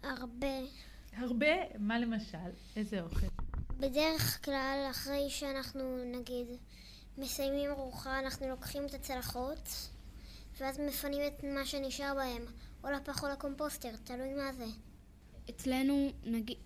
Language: Hebrew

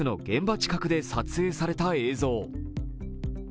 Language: Japanese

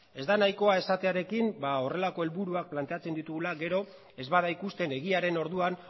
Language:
Basque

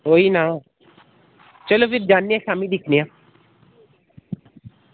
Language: Dogri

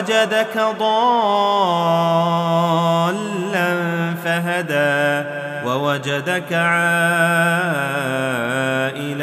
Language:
Arabic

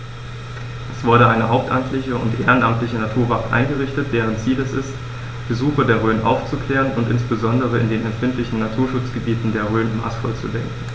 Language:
German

